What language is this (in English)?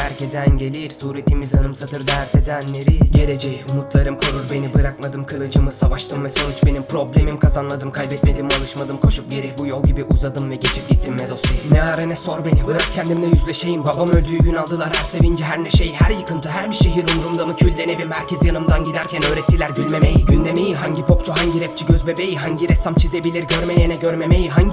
Turkish